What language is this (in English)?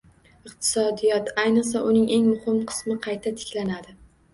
Uzbek